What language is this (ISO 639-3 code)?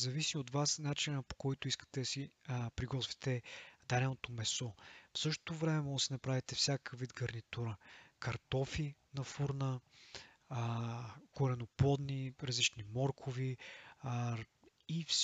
bul